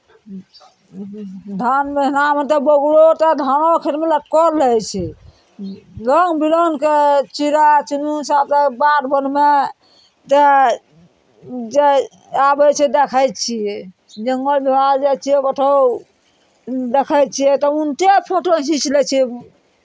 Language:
Maithili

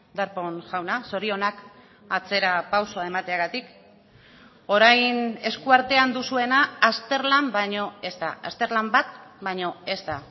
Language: Basque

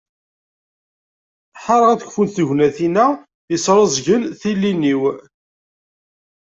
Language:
Kabyle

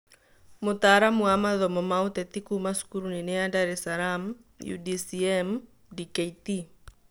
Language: Kikuyu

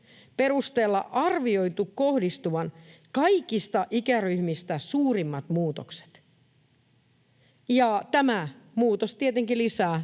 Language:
Finnish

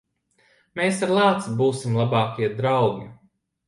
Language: Latvian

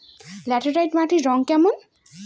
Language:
Bangla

